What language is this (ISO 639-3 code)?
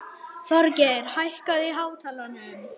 isl